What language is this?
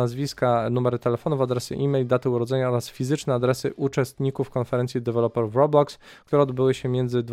Polish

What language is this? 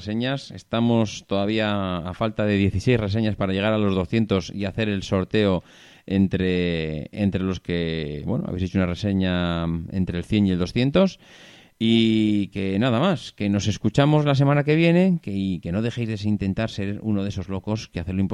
Spanish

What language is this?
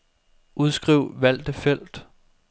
Danish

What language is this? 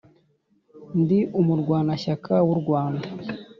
Kinyarwanda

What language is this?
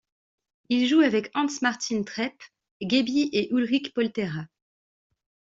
French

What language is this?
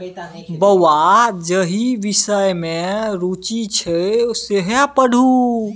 Maithili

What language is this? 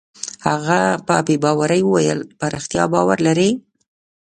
Pashto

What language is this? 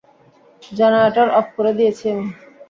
Bangla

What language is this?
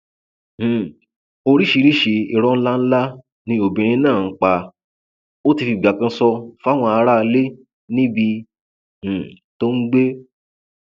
Yoruba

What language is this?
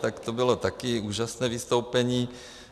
Czech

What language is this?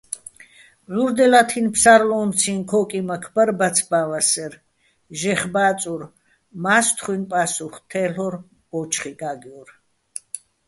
Bats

